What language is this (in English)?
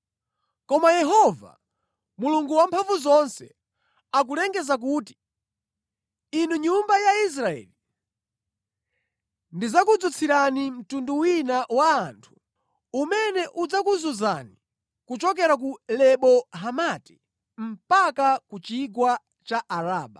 Nyanja